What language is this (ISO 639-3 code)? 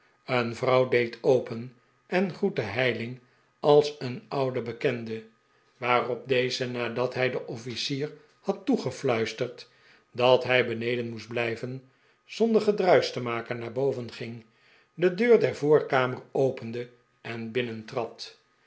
nld